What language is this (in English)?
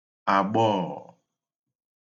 Igbo